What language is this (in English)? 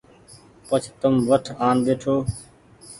Goaria